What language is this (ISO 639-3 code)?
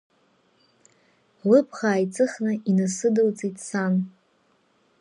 abk